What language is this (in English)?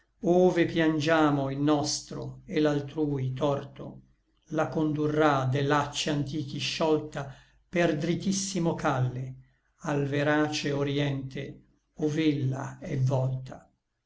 Italian